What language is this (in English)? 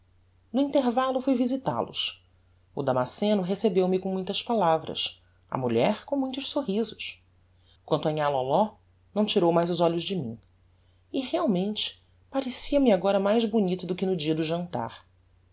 Portuguese